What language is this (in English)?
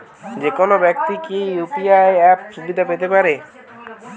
Bangla